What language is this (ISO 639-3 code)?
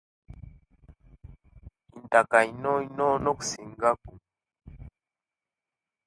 lke